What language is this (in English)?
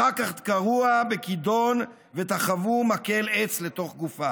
Hebrew